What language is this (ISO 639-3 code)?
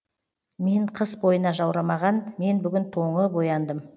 kaz